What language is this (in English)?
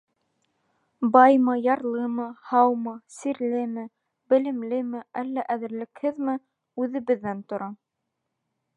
Bashkir